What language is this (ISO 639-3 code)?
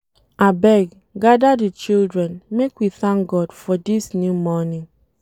pcm